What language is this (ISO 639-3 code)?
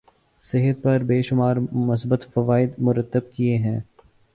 urd